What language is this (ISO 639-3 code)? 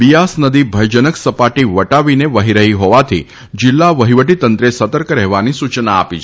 guj